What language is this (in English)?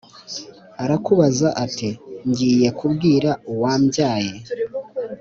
Kinyarwanda